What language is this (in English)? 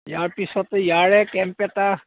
Assamese